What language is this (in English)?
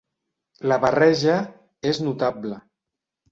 Catalan